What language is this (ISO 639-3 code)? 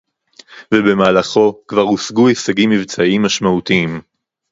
heb